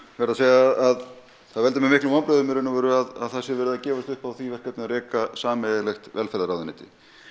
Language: Icelandic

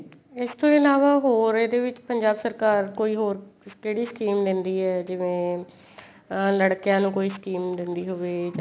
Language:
Punjabi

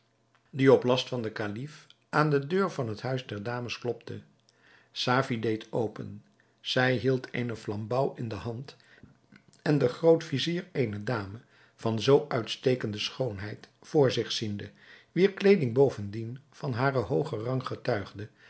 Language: Dutch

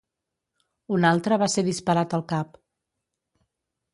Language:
Catalan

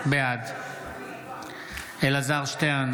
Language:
Hebrew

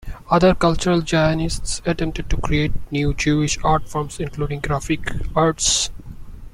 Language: English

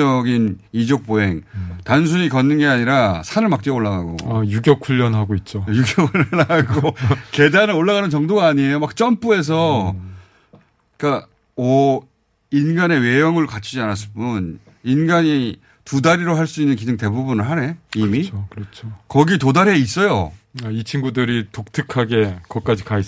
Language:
Korean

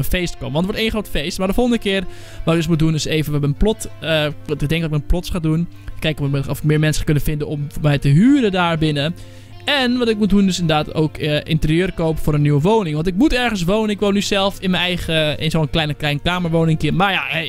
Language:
Dutch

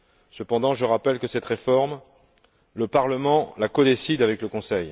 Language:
French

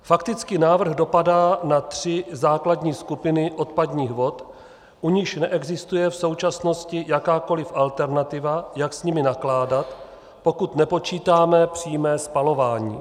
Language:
Czech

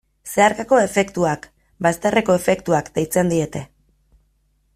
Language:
Basque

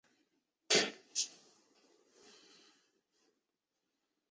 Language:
Chinese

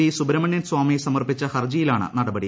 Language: Malayalam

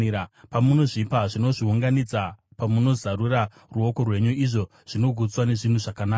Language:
Shona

